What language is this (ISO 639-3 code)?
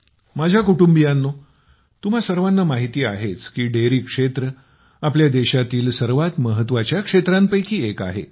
mar